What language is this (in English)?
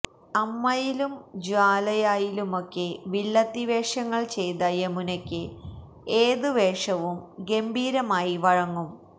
Malayalam